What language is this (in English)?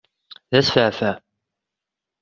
Kabyle